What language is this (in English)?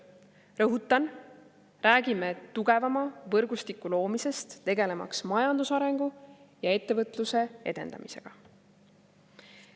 Estonian